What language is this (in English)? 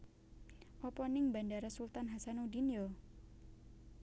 Javanese